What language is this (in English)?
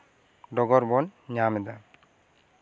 Santali